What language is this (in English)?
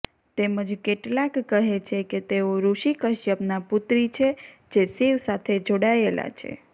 Gujarati